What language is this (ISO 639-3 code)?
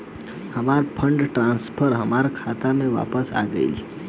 bho